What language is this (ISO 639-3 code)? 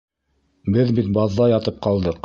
bak